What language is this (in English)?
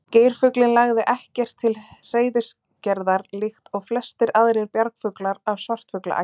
Icelandic